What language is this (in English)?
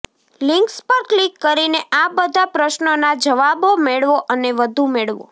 Gujarati